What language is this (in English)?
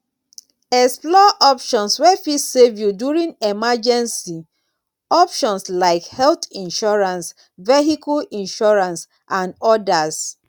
Nigerian Pidgin